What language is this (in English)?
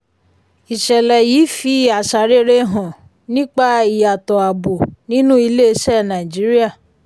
Yoruba